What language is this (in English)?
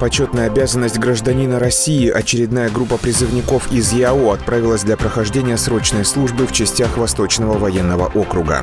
Russian